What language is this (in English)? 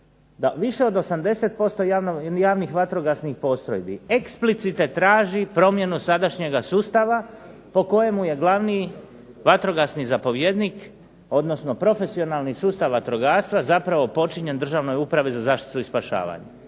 Croatian